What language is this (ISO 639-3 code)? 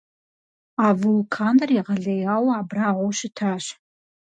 kbd